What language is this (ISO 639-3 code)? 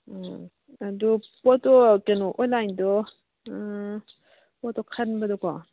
mni